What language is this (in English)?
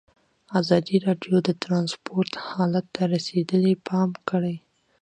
Pashto